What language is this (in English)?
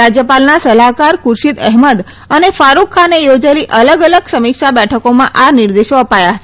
Gujarati